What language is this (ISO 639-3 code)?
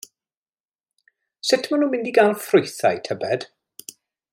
cym